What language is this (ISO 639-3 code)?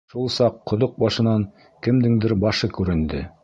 bak